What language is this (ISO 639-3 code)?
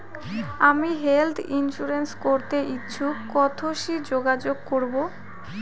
ben